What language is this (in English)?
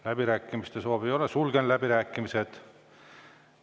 Estonian